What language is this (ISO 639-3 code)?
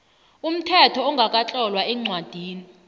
nbl